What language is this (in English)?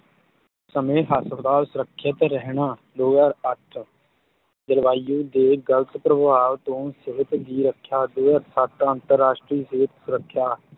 Punjabi